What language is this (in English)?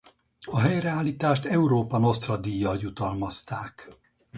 Hungarian